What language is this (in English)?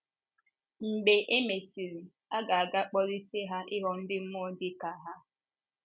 Igbo